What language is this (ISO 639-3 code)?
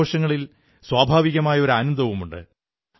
mal